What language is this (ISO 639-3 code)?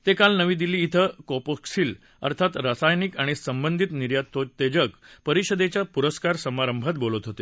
mar